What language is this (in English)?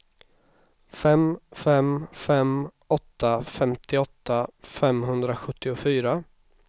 Swedish